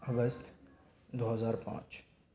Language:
Urdu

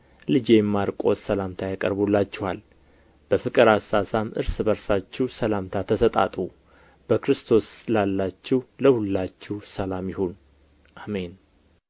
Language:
Amharic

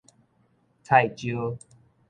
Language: Min Nan Chinese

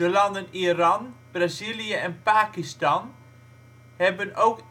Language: Dutch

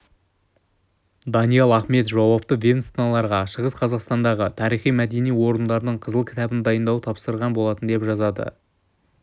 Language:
Kazakh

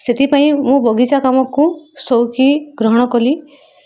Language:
Odia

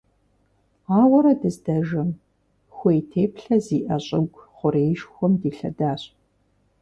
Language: Kabardian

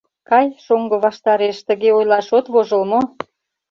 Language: Mari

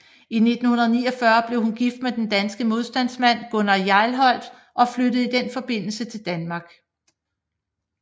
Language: Danish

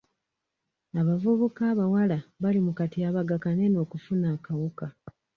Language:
Ganda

